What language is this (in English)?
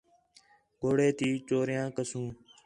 Khetrani